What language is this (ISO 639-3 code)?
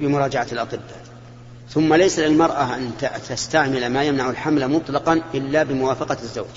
ara